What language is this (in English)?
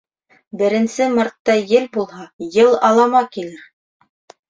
Bashkir